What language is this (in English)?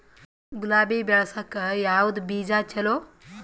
Kannada